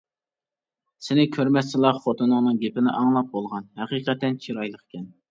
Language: Uyghur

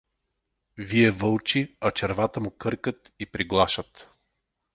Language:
Bulgarian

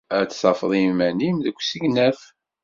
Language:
Kabyle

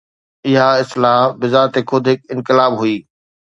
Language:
Sindhi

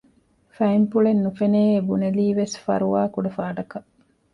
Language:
Divehi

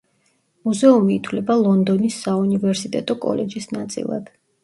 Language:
Georgian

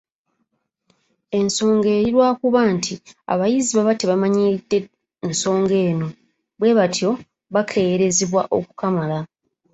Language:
Ganda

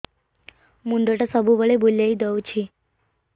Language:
Odia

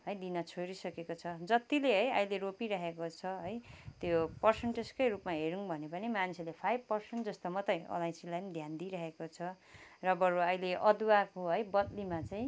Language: Nepali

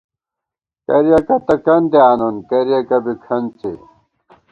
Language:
Gawar-Bati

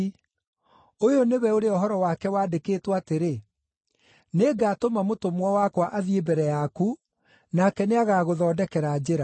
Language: Kikuyu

